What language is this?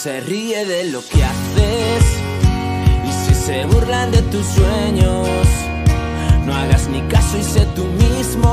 Spanish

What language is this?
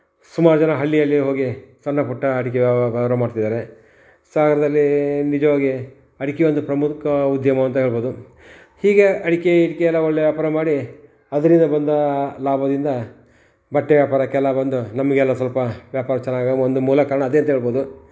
Kannada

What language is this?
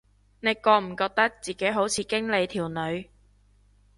Cantonese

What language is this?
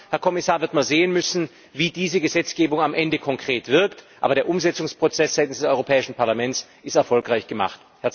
German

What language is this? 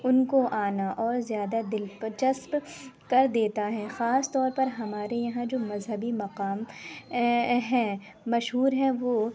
Urdu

